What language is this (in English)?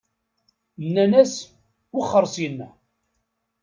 Kabyle